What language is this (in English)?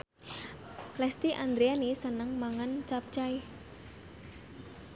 Javanese